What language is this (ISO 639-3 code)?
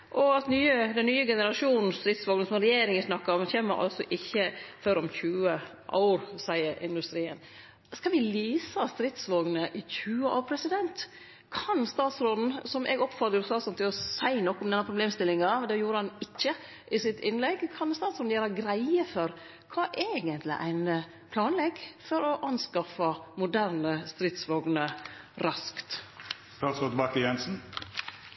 nno